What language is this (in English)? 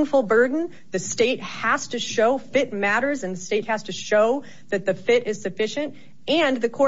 English